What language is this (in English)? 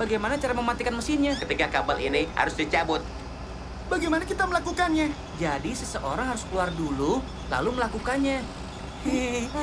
Indonesian